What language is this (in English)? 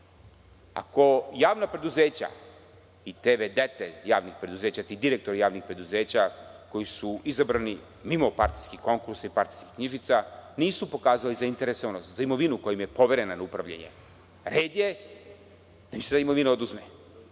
Serbian